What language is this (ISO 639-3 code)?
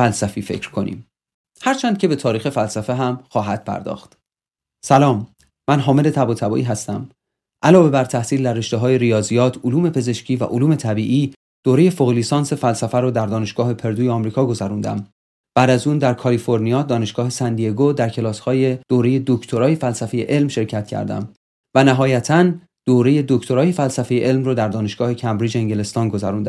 fas